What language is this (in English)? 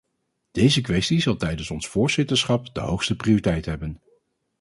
Dutch